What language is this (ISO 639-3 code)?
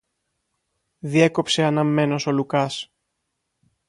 ell